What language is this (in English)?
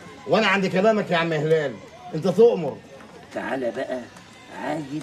Arabic